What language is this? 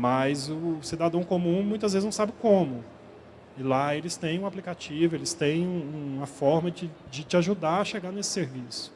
Portuguese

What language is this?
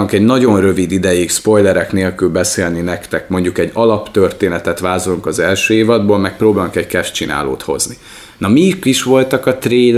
Hungarian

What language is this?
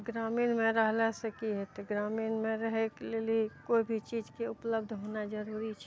Maithili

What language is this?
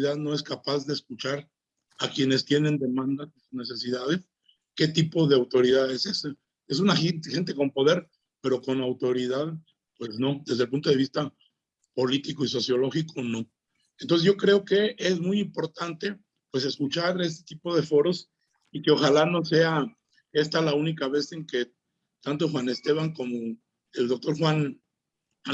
Spanish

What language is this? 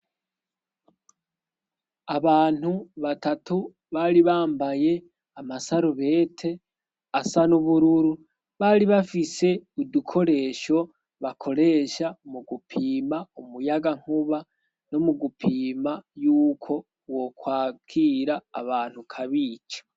Rundi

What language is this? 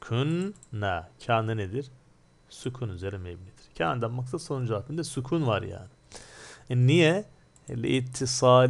Turkish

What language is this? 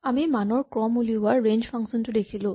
Assamese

